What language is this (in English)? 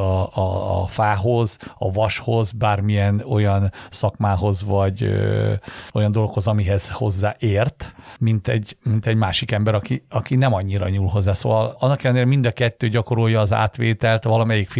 Hungarian